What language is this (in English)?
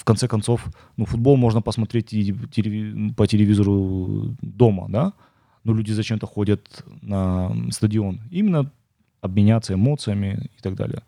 Russian